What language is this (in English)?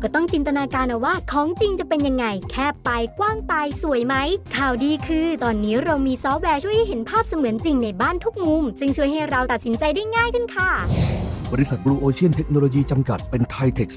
Thai